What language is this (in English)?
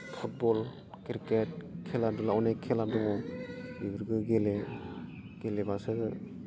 Bodo